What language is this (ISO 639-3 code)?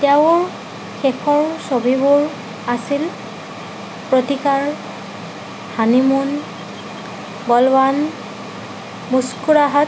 asm